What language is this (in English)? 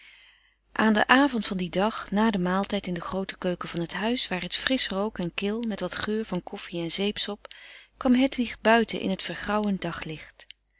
Dutch